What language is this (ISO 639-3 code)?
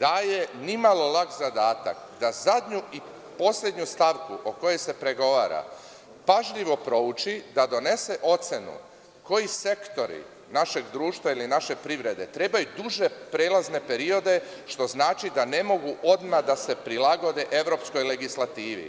srp